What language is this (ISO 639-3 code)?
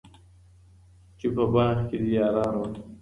pus